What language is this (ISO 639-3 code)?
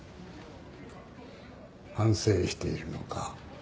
jpn